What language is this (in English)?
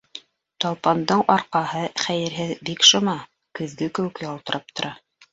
Bashkir